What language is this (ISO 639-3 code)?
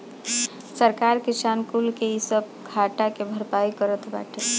bho